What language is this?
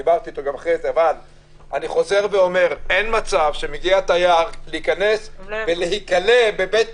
Hebrew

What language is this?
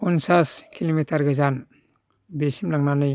Bodo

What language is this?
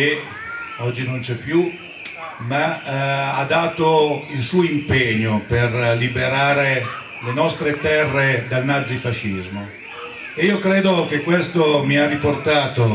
Italian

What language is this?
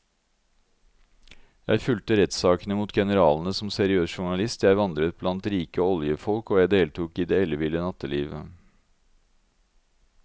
Norwegian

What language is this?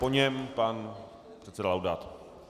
Czech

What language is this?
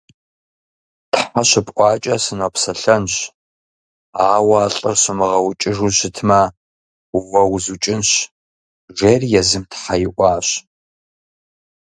Kabardian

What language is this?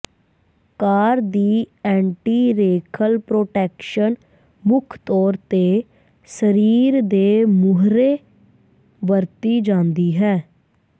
Punjabi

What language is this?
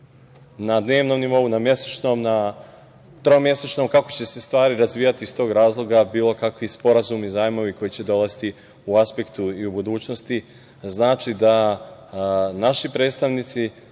Serbian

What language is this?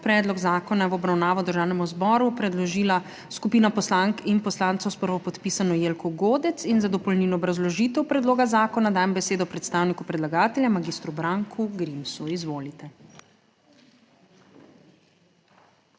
Slovenian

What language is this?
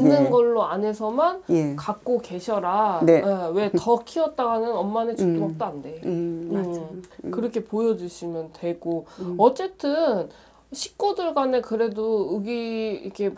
Korean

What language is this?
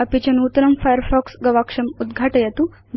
Sanskrit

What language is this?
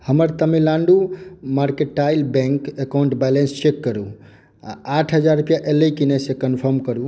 Maithili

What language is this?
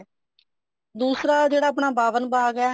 Punjabi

